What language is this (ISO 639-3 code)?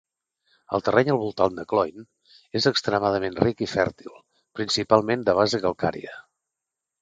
cat